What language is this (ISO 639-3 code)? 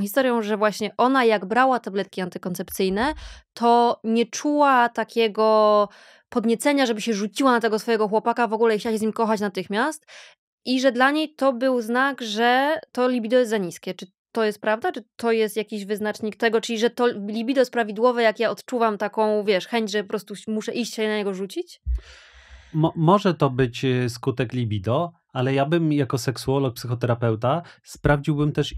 pol